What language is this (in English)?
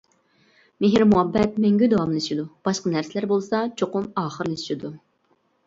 Uyghur